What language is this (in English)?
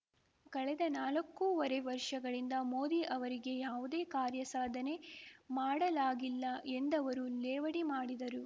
Kannada